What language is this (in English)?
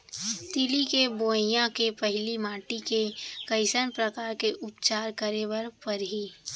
Chhattisgarhi